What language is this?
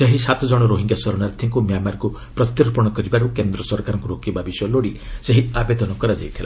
Odia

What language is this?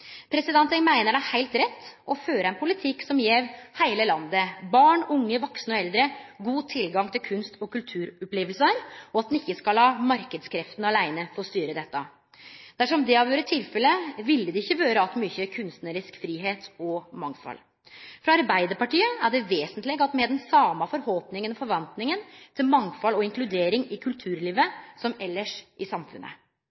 Norwegian Nynorsk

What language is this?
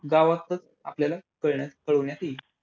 Marathi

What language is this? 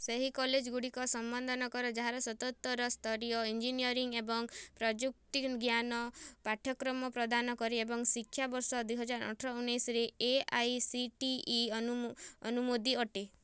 Odia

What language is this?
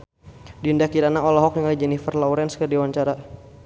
Sundanese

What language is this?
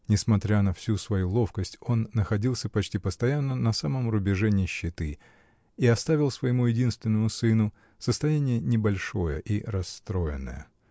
Russian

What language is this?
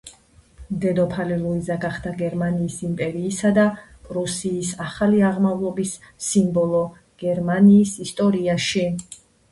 Georgian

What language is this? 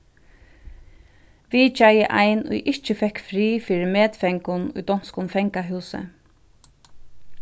Faroese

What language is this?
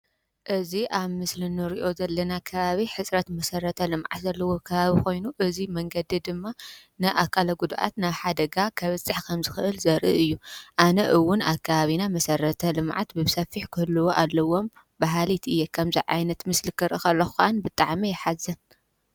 Tigrinya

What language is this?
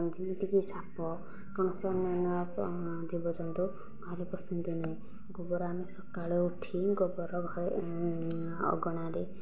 Odia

